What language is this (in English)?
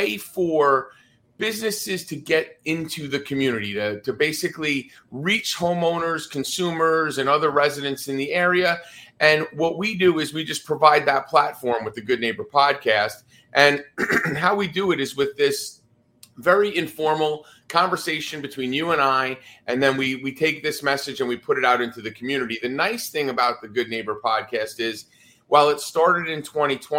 English